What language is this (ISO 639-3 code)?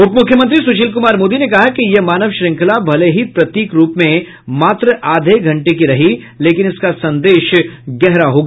hin